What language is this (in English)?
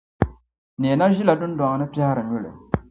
Dagbani